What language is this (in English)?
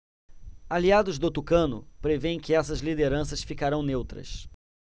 Portuguese